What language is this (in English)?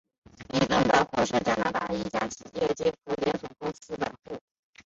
Chinese